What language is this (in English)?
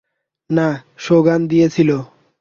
Bangla